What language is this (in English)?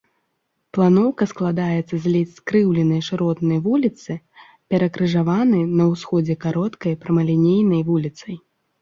Belarusian